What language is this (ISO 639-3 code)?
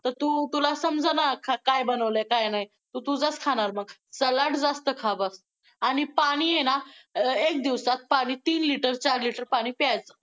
mar